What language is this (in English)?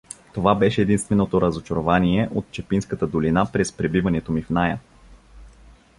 Bulgarian